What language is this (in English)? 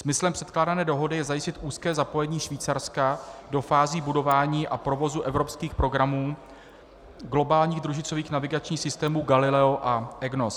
Czech